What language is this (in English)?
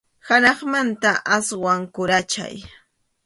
Arequipa-La Unión Quechua